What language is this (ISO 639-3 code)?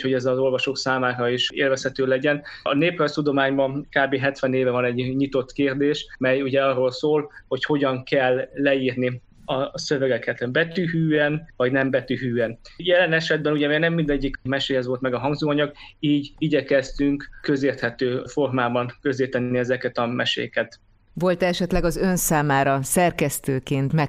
hun